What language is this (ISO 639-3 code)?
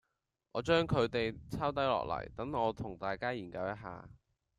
yue